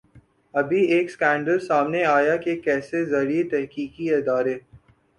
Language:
Urdu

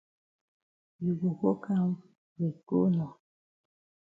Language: Cameroon Pidgin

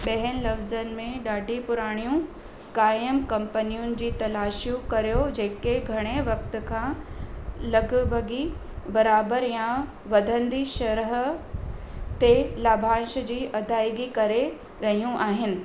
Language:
Sindhi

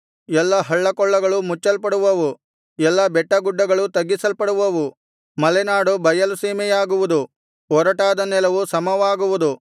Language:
Kannada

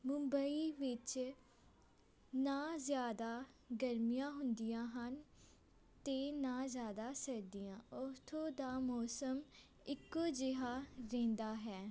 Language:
Punjabi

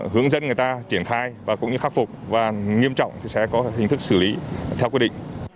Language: Vietnamese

